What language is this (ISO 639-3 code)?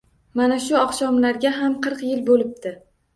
uzb